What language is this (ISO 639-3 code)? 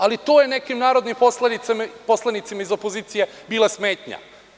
srp